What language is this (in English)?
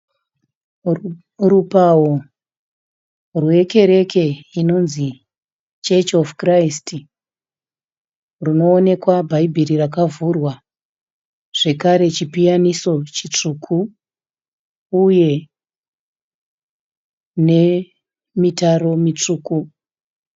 Shona